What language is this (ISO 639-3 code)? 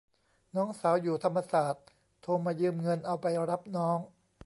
tha